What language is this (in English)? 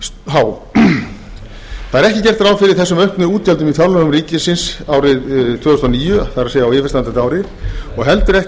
Icelandic